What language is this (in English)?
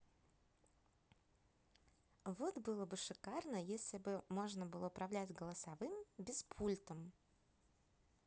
Russian